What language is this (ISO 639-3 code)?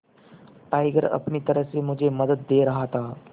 hin